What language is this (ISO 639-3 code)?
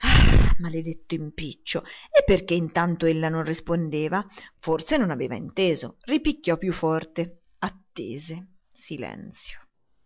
ita